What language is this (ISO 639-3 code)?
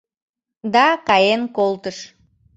chm